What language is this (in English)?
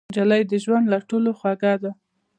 Pashto